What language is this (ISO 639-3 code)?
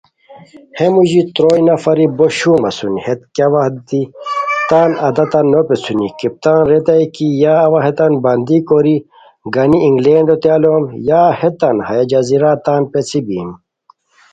khw